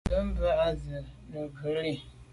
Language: Medumba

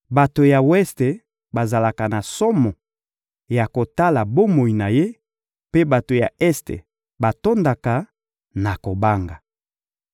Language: Lingala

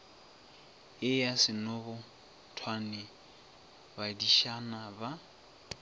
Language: Northern Sotho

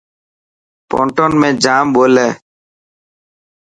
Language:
Dhatki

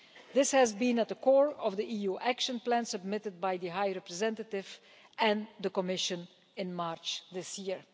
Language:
English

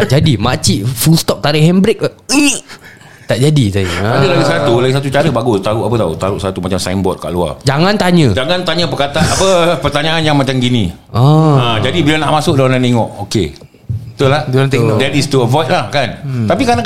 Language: Malay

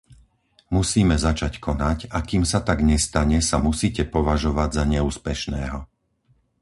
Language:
Slovak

